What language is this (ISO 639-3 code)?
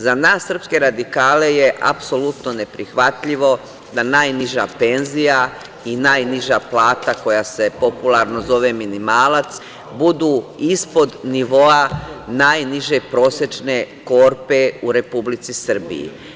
srp